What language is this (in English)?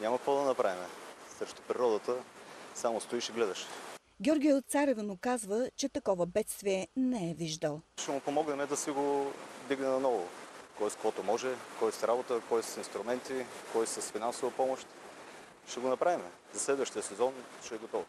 Bulgarian